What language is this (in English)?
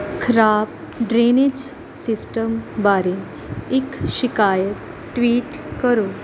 Punjabi